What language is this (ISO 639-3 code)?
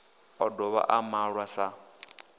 ven